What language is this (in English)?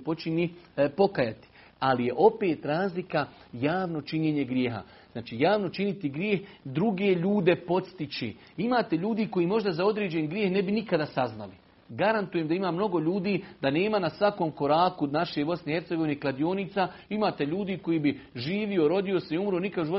Croatian